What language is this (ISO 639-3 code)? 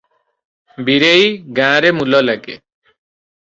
ori